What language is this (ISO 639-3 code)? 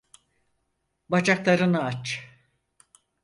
tur